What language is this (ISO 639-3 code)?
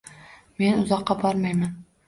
uzb